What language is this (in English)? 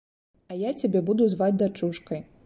Belarusian